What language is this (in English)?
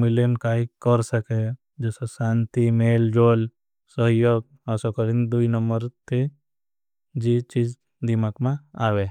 Bhili